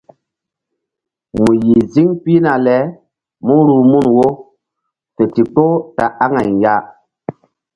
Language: Mbum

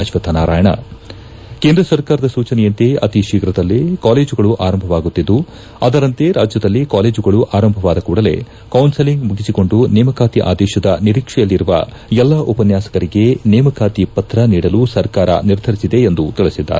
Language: Kannada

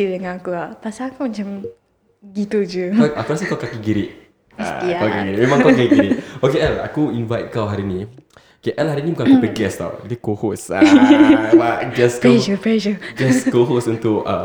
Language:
Malay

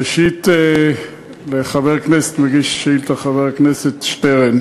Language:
Hebrew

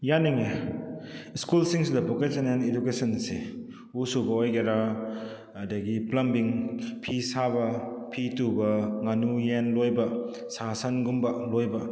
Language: Manipuri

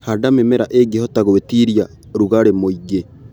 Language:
Kikuyu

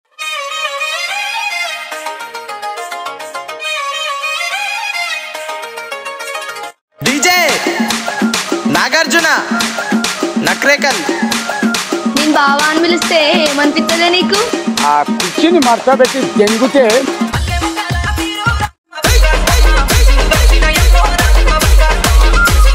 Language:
Thai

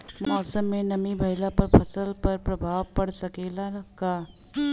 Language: Bhojpuri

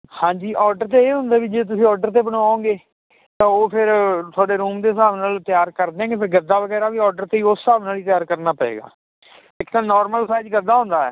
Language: Punjabi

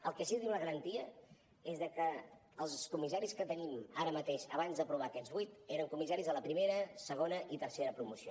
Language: Catalan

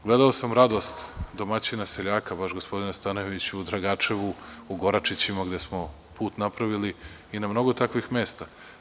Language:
Serbian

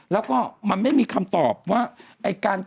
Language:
Thai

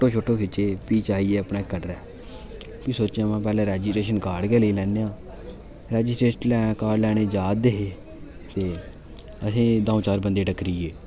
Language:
Dogri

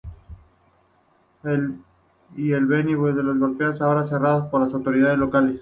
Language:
Spanish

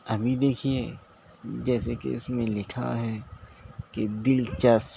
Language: Urdu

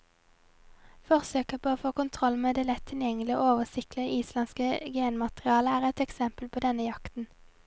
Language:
Norwegian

